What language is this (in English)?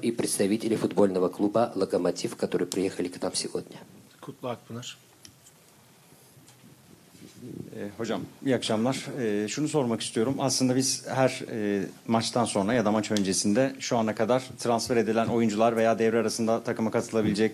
Turkish